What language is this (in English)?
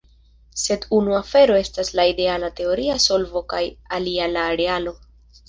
Esperanto